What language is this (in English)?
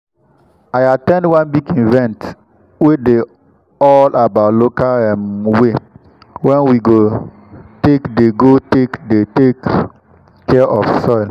Nigerian Pidgin